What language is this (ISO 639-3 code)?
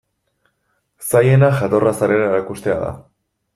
eus